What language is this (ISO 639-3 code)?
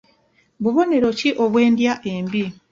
lug